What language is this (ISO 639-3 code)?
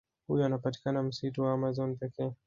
swa